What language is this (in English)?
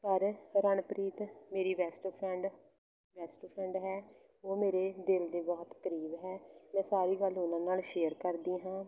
Punjabi